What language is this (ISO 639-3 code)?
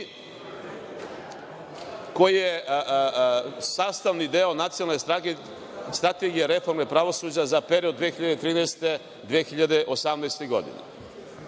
srp